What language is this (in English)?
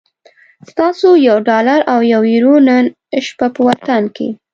Pashto